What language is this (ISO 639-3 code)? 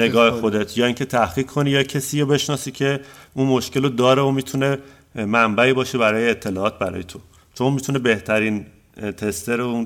fas